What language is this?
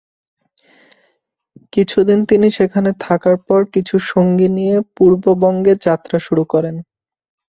Bangla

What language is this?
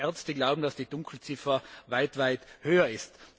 German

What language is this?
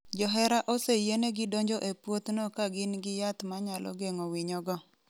Luo (Kenya and Tanzania)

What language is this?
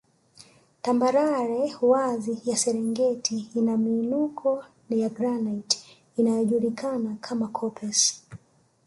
Swahili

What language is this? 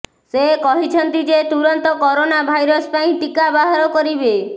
Odia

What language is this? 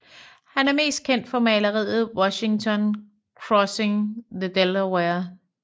Danish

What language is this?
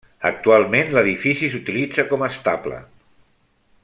Catalan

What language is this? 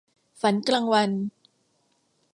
Thai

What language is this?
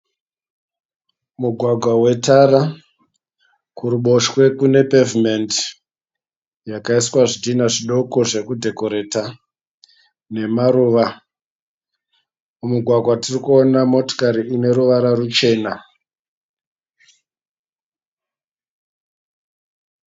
Shona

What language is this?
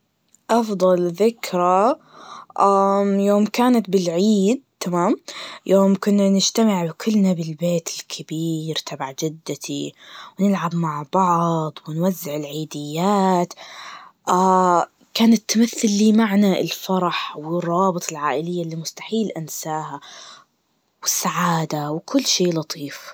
Najdi Arabic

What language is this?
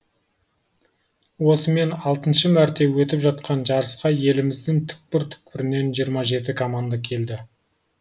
Kazakh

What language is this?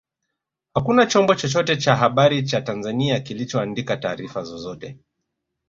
Swahili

